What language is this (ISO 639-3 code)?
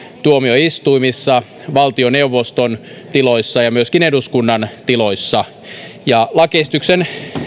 fin